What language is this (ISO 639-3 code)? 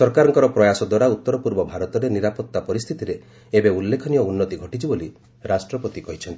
ori